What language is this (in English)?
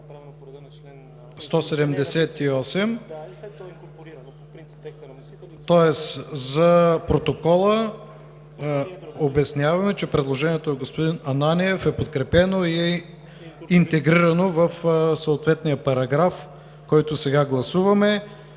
Bulgarian